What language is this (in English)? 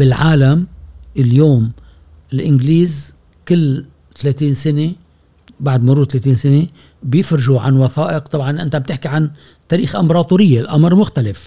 Arabic